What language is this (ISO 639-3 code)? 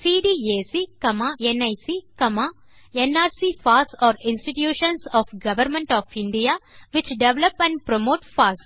tam